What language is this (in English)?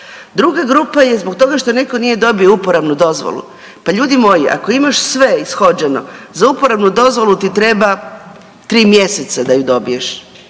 Croatian